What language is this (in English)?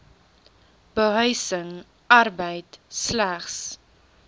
Afrikaans